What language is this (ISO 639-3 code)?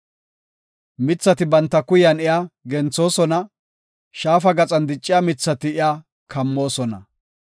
gof